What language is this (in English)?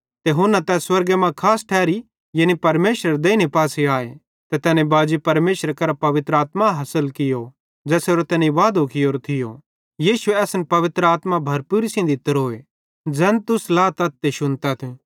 Bhadrawahi